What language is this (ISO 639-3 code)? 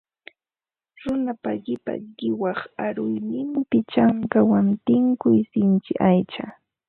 qva